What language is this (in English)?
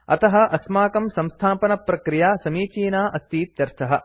Sanskrit